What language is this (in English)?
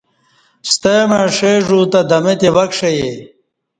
Kati